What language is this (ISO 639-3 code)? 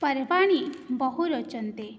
san